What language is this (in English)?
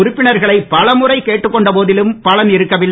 Tamil